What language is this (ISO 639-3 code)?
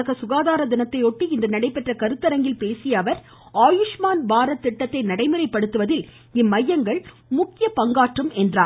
tam